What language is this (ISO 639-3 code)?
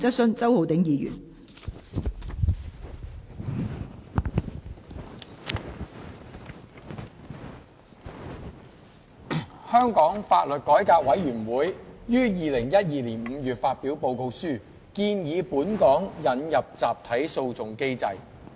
yue